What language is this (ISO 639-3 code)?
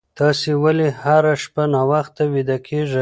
pus